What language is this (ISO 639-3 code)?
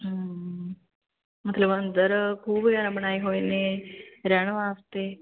pan